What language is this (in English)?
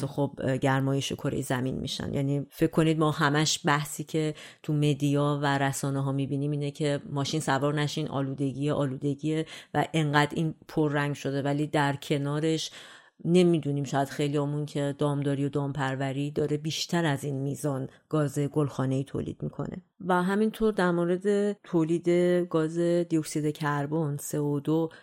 Persian